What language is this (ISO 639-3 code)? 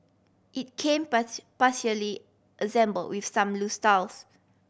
eng